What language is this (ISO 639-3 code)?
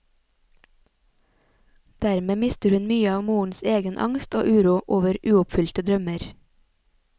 nor